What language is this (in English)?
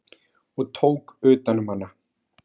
Icelandic